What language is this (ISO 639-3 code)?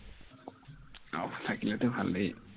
asm